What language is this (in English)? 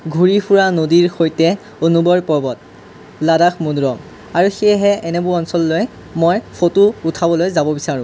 Assamese